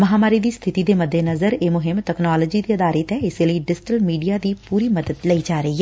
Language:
Punjabi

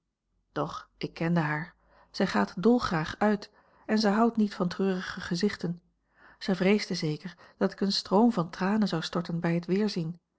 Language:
Dutch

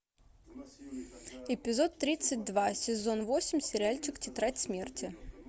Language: Russian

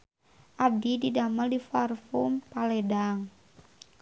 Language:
Sundanese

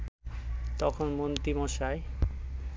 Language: Bangla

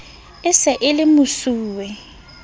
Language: Southern Sotho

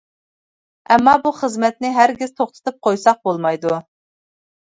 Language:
Uyghur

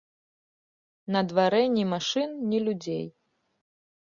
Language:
Belarusian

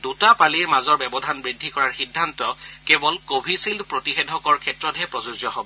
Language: Assamese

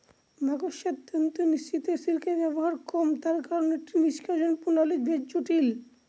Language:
Bangla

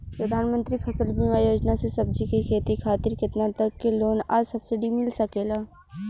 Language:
Bhojpuri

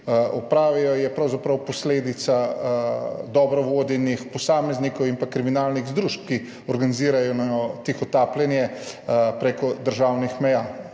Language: Slovenian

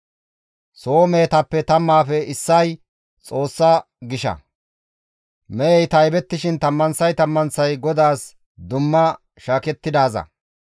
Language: Gamo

